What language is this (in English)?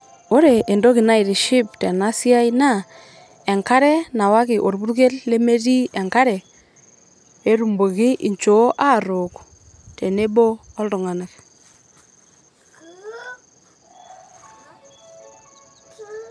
Masai